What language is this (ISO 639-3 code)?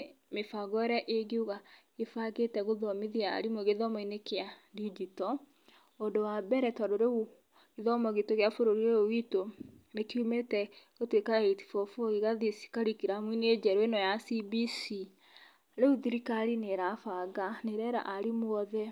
kik